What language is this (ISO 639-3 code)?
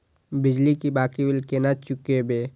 mai